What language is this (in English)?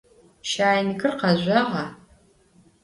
Adyghe